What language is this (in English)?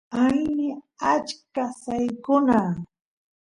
Santiago del Estero Quichua